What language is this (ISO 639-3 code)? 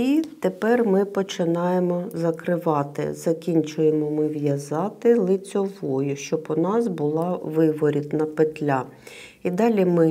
ukr